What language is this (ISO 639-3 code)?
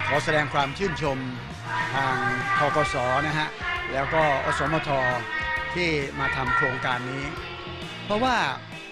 tha